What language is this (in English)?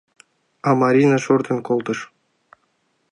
Mari